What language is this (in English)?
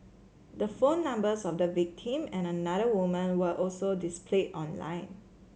English